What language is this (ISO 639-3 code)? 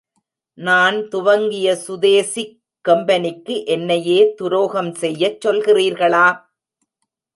tam